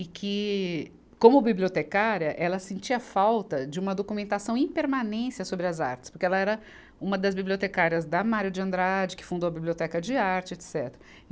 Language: Portuguese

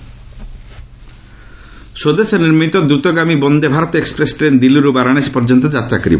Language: Odia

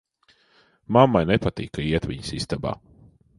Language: Latvian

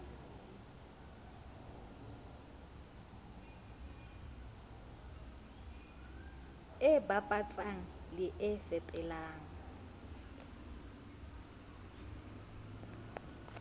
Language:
Southern Sotho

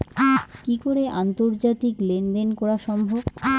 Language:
Bangla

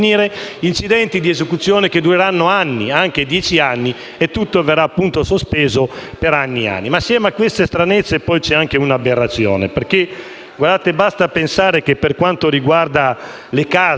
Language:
Italian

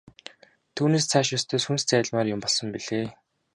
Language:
Mongolian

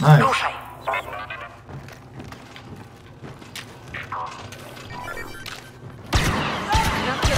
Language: Polish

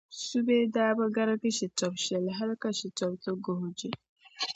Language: Dagbani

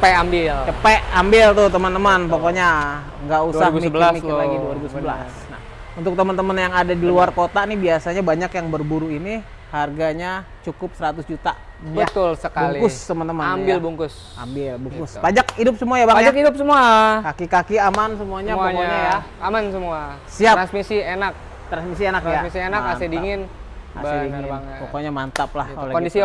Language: Indonesian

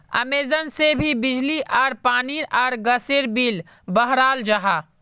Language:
Magahi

